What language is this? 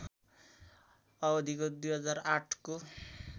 Nepali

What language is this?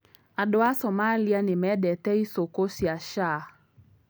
Kikuyu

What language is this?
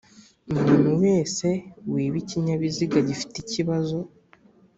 Kinyarwanda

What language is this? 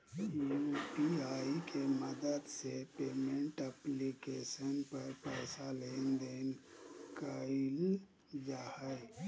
Magahi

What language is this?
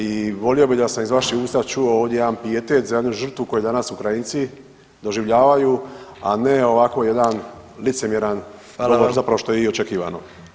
Croatian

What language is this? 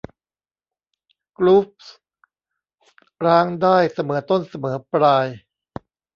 Thai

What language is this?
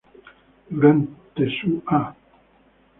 Spanish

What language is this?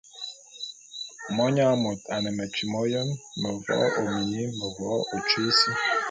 Bulu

